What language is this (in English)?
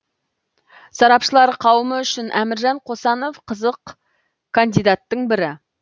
Kazakh